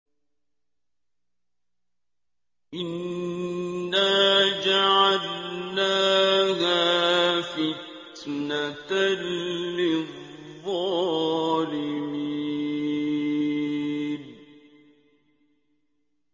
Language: Arabic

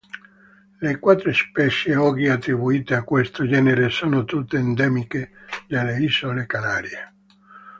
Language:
Italian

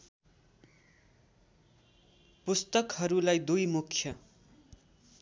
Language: Nepali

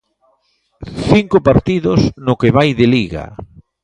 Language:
Galician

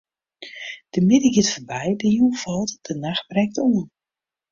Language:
Western Frisian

